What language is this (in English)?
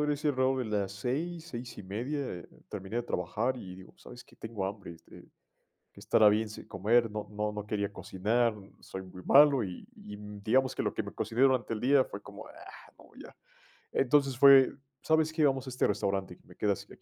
Spanish